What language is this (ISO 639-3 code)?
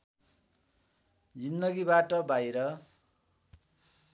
nep